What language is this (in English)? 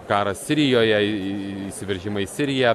Lithuanian